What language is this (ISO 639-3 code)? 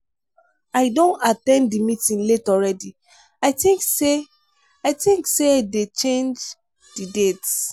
pcm